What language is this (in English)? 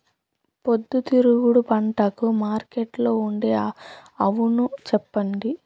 Telugu